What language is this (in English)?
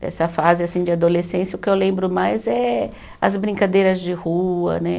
Portuguese